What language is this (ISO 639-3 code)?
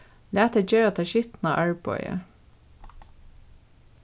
fao